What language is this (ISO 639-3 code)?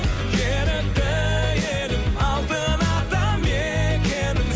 kaz